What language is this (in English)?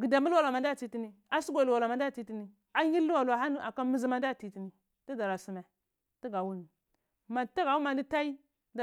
Cibak